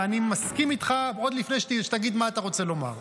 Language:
Hebrew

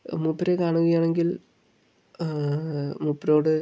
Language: Malayalam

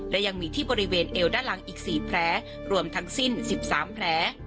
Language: Thai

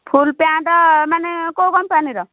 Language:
Odia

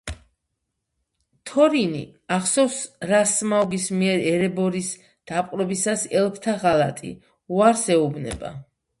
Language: Georgian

